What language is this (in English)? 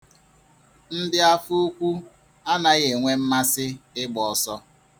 Igbo